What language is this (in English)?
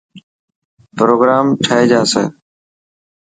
Dhatki